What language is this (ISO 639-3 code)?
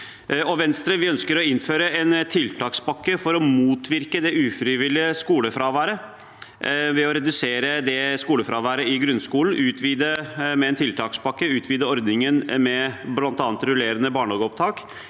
nor